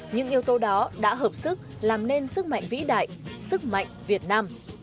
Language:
Vietnamese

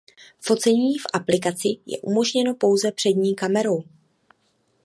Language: Czech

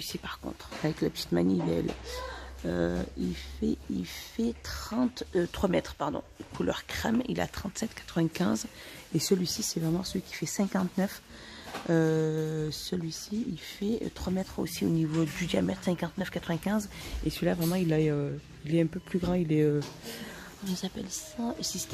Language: French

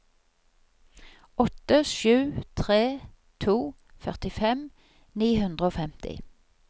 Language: Norwegian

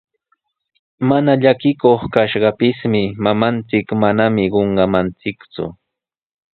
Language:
Sihuas Ancash Quechua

